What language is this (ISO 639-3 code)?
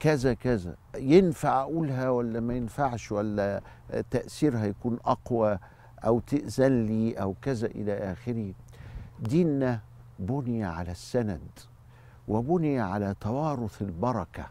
ara